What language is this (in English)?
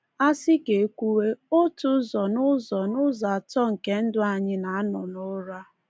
Igbo